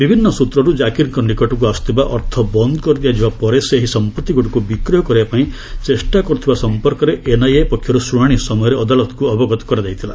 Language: Odia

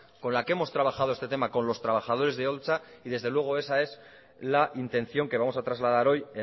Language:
Spanish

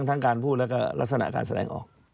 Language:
Thai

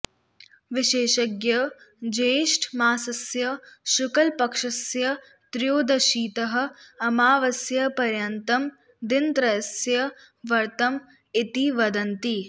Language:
Sanskrit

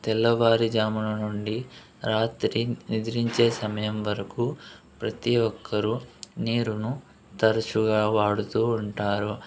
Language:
Telugu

